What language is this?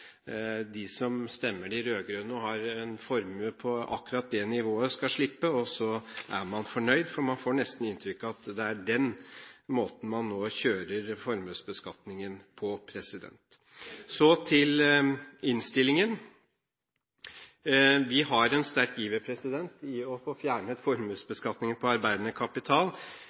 Norwegian Bokmål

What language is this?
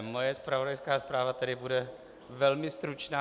Czech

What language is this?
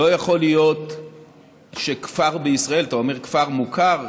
Hebrew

